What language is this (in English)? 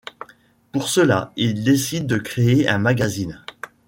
French